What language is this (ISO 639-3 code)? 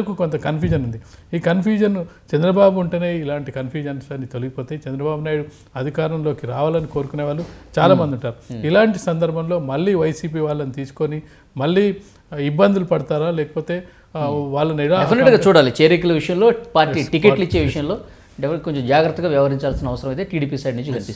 tel